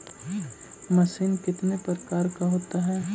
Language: Magahi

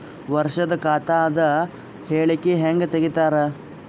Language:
Kannada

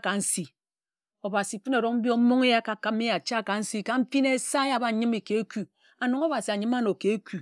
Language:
Ejagham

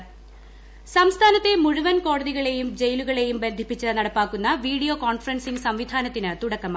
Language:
Malayalam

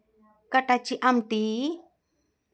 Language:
Marathi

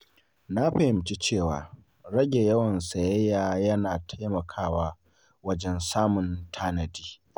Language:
Hausa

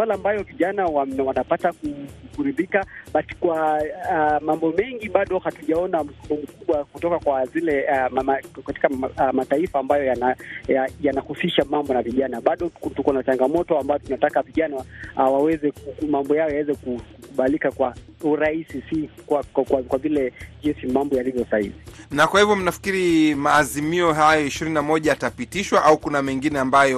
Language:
Swahili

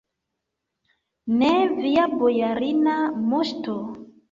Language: Esperanto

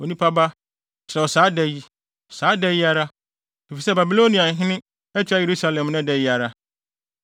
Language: Akan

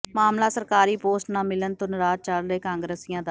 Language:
Punjabi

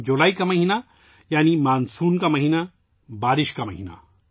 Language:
Urdu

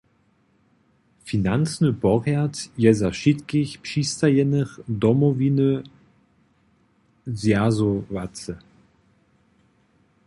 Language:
Upper Sorbian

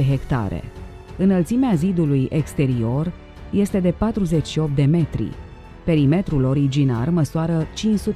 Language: Romanian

